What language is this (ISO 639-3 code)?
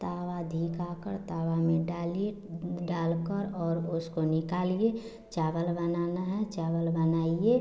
hin